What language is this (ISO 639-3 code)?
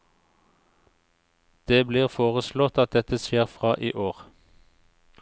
nor